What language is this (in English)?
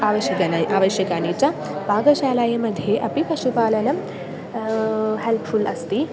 Sanskrit